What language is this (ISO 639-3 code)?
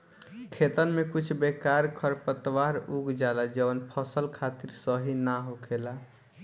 bho